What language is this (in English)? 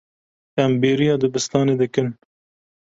Kurdish